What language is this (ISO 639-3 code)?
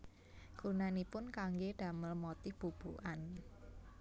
jav